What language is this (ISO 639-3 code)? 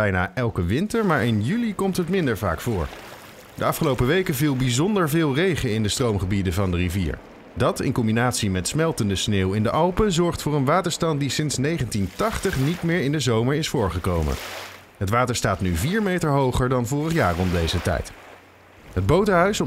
nld